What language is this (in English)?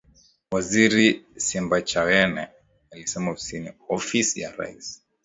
Swahili